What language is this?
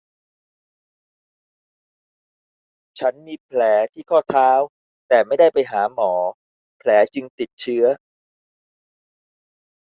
Thai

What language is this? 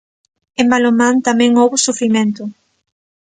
Galician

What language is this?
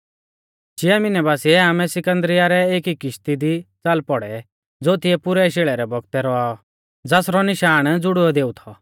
Mahasu Pahari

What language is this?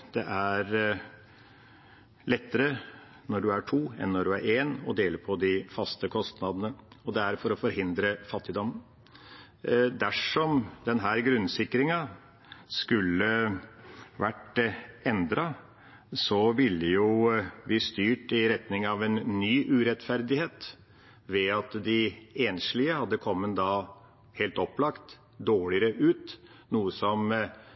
Norwegian Bokmål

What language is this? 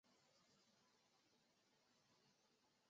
Chinese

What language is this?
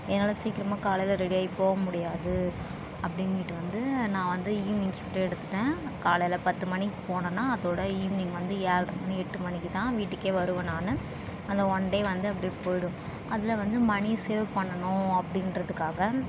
Tamil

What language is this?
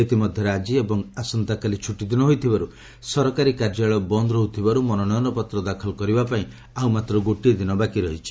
Odia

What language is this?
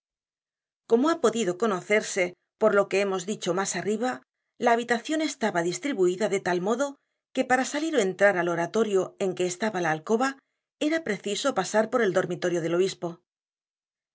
Spanish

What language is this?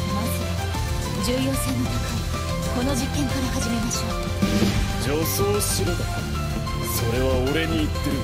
Japanese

